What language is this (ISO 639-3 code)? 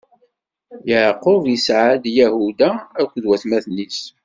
kab